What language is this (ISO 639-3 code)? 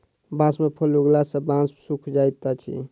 mai